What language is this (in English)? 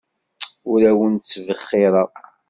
Kabyle